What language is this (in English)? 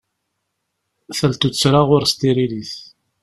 Kabyle